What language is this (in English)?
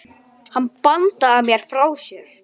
Icelandic